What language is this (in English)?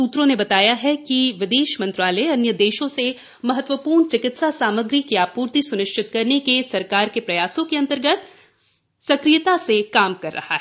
Hindi